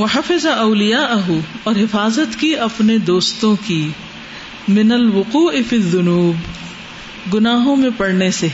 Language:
Urdu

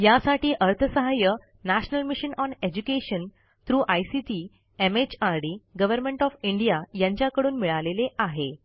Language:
Marathi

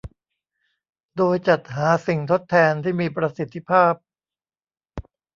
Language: Thai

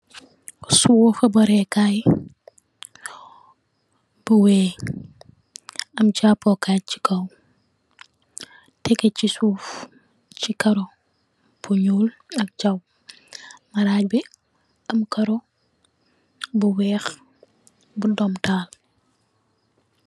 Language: Wolof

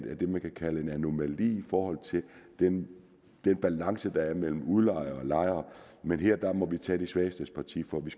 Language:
Danish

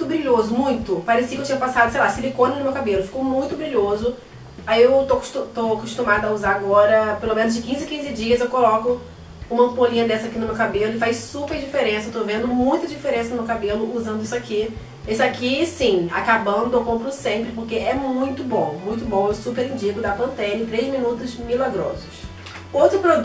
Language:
Portuguese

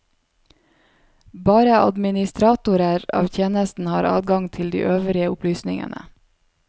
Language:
Norwegian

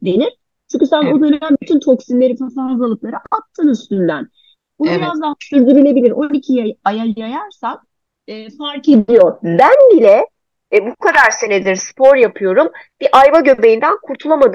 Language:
Turkish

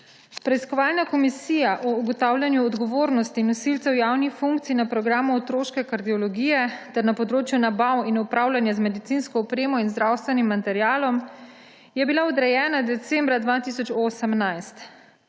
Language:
Slovenian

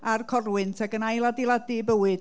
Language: Welsh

